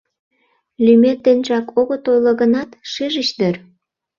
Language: Mari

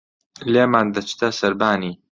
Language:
Central Kurdish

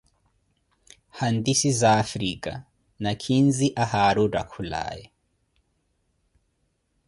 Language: Koti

